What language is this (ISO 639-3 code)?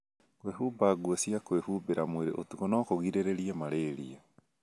kik